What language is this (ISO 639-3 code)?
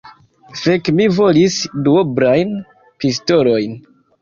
epo